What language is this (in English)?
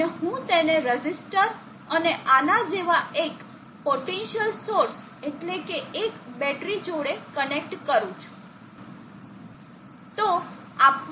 Gujarati